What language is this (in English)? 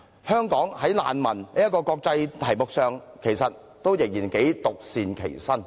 Cantonese